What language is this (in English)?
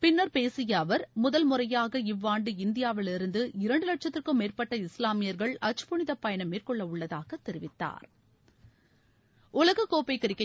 Tamil